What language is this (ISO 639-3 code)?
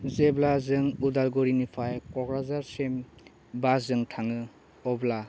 brx